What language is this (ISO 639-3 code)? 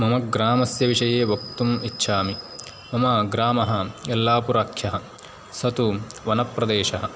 san